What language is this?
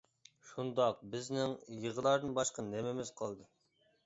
Uyghur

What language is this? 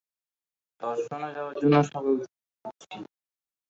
Bangla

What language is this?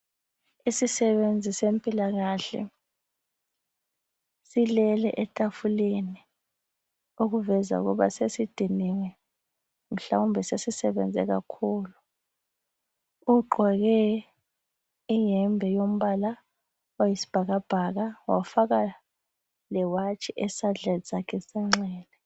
North Ndebele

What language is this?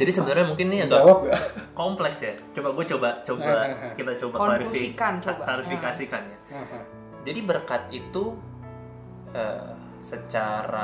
Indonesian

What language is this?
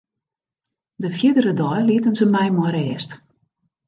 Western Frisian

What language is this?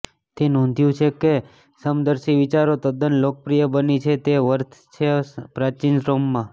Gujarati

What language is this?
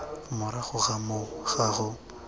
Tswana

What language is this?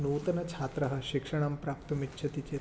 Sanskrit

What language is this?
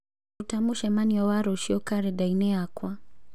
Kikuyu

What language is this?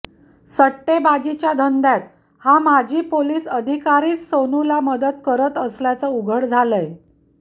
Marathi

